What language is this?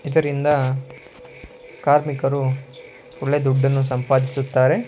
Kannada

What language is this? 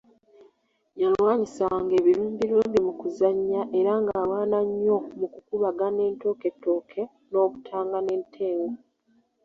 Ganda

